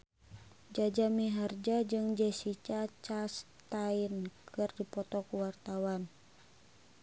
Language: Sundanese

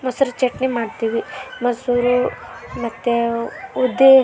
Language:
Kannada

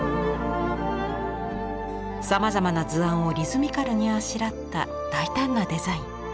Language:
Japanese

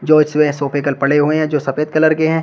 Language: Hindi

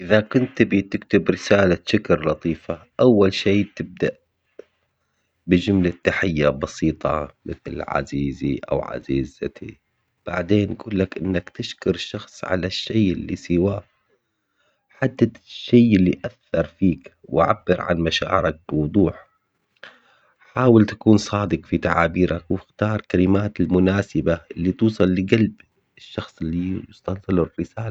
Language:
Omani Arabic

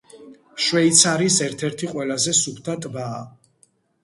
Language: Georgian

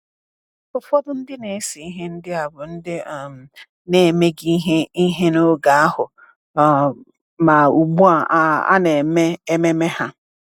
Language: Igbo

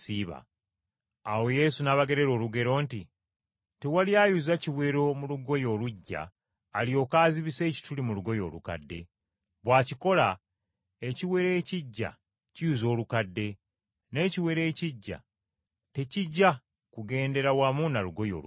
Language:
Ganda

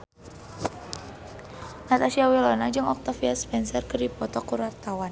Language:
Sundanese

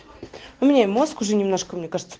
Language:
Russian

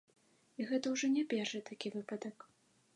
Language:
Belarusian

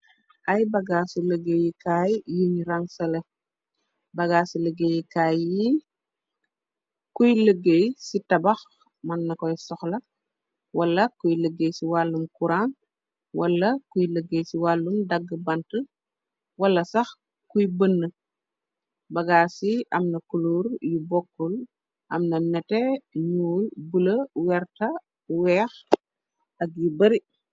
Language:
Wolof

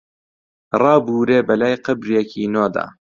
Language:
Central Kurdish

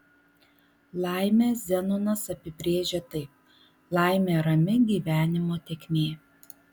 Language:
Lithuanian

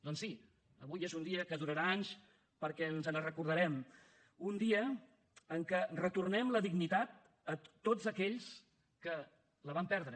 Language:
Catalan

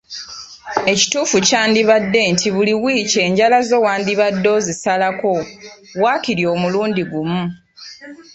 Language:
Ganda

